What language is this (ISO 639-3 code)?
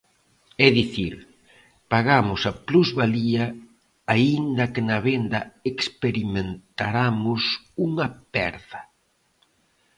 glg